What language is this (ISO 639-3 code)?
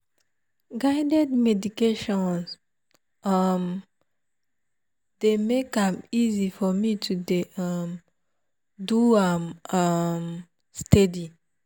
pcm